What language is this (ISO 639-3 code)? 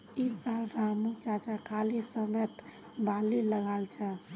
mag